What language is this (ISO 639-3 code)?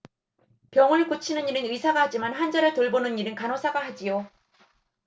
kor